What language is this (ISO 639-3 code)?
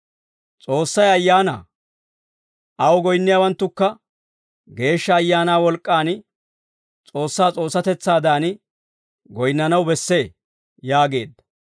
dwr